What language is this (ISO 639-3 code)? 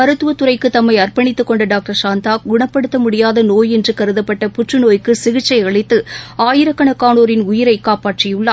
tam